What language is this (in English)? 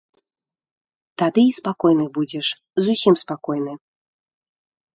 Belarusian